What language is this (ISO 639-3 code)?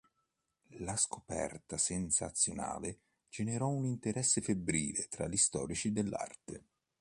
ita